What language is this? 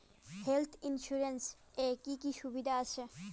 Bangla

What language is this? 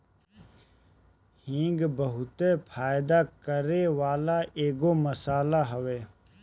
Bhojpuri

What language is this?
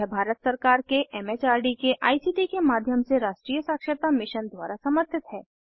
Hindi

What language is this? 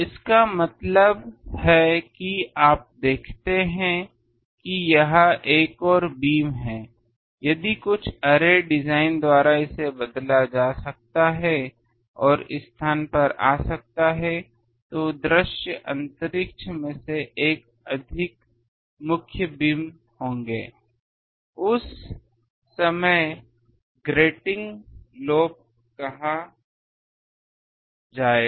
Hindi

